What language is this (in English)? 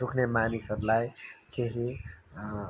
Nepali